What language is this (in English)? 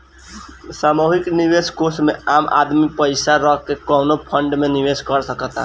Bhojpuri